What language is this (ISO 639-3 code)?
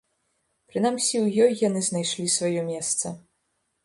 bel